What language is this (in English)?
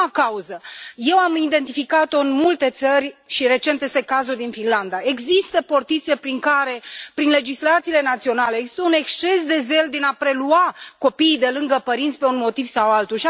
Romanian